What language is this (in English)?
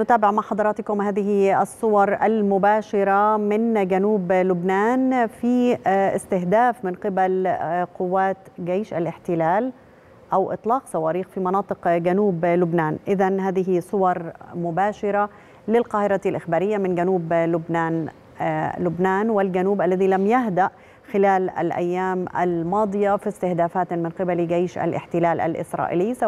Arabic